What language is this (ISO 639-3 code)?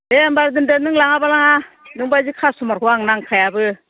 brx